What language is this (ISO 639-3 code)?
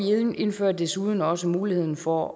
dan